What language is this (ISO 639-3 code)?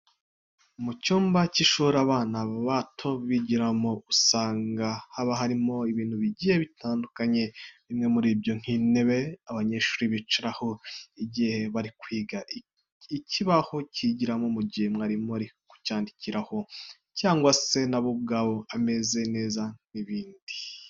kin